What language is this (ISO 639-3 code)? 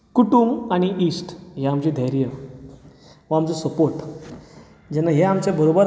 kok